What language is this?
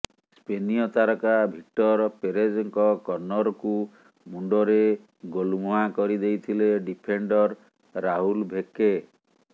Odia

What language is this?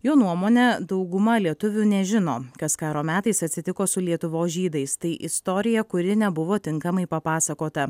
Lithuanian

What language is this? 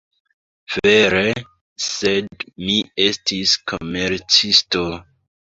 Esperanto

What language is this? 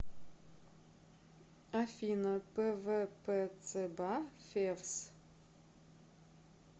Russian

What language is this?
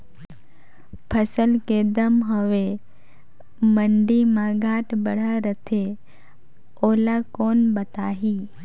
Chhattisgarhi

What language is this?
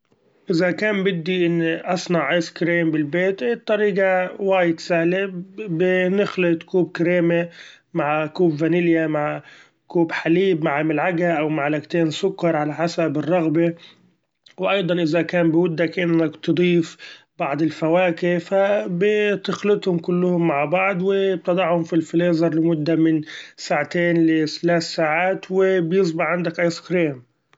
Gulf Arabic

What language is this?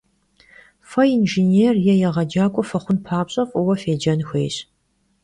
Kabardian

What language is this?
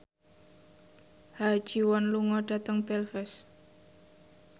Javanese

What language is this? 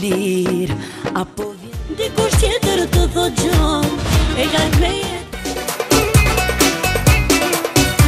Romanian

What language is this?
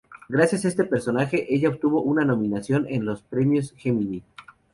Spanish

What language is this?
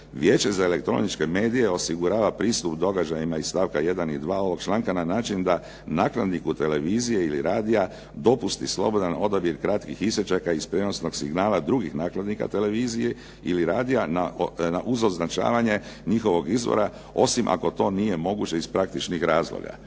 Croatian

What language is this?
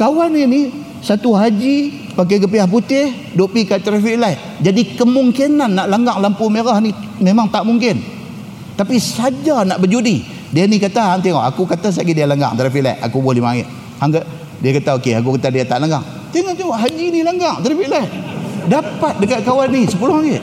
Malay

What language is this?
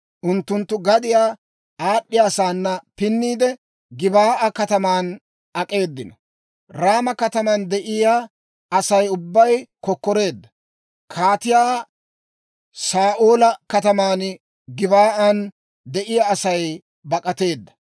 Dawro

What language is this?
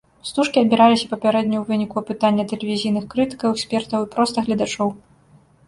Belarusian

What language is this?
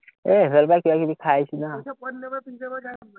Assamese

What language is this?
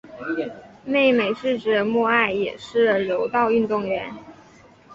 Chinese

